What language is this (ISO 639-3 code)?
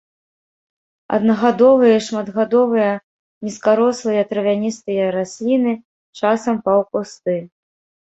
bel